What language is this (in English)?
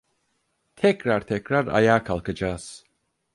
Turkish